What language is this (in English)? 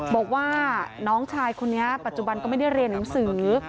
Thai